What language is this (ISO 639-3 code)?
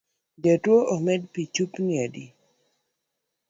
luo